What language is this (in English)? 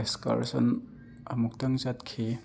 Manipuri